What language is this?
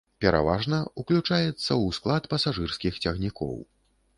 Belarusian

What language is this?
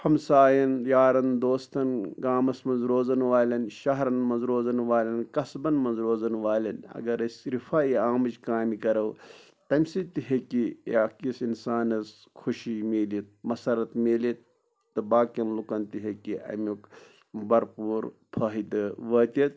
Kashmiri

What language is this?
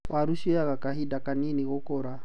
Kikuyu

